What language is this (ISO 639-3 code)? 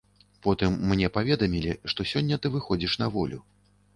bel